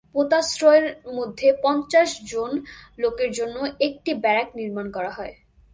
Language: Bangla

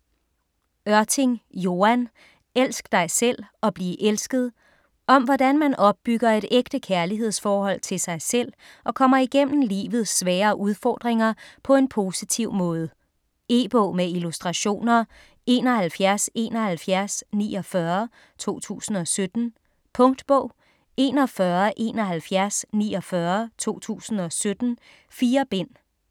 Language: Danish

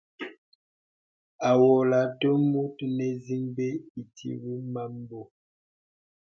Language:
Bebele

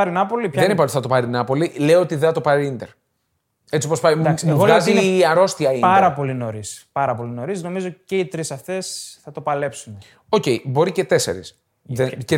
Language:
Greek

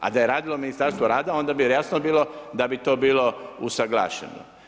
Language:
Croatian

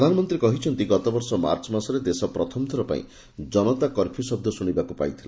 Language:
Odia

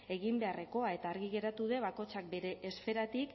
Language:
Basque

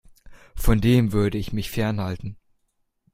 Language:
German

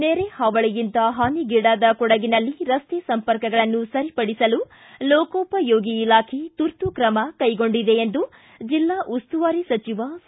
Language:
Kannada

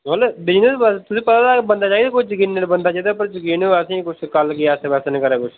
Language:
Dogri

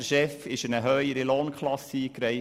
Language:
Swiss German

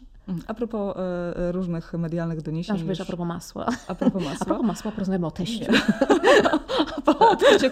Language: Polish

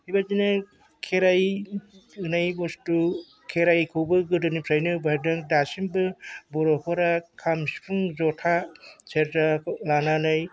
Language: Bodo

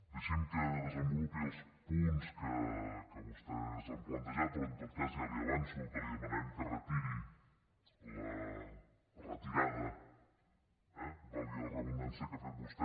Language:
Catalan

